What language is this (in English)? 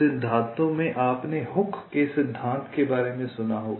Hindi